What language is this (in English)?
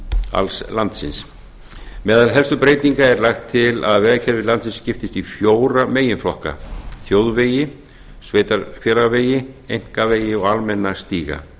Icelandic